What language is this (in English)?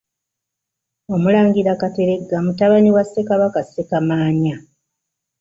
Ganda